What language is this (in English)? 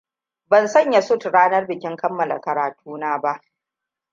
Hausa